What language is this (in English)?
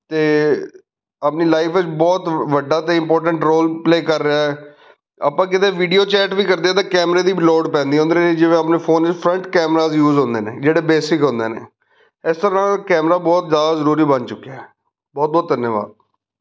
Punjabi